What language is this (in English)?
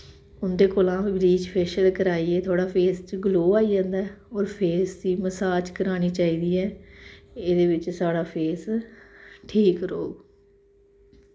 Dogri